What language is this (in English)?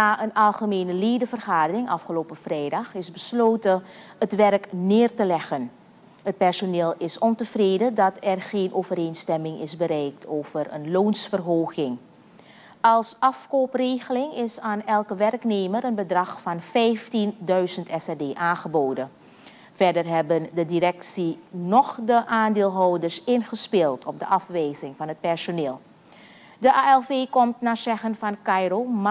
Dutch